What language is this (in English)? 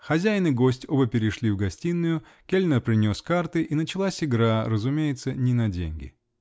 Russian